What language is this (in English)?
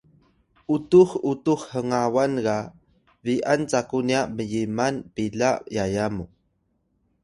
Atayal